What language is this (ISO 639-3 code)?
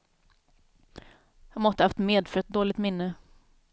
swe